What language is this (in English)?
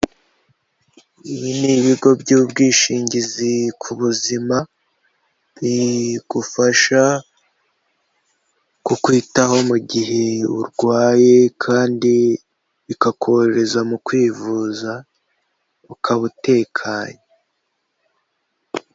Kinyarwanda